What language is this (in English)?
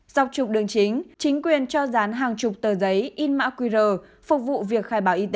Vietnamese